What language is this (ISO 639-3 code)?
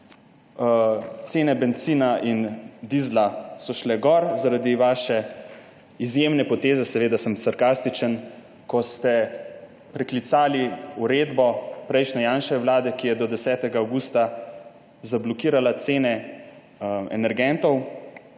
slv